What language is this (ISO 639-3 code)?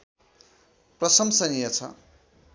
nep